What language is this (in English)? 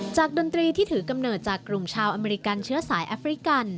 Thai